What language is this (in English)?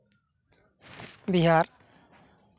Santali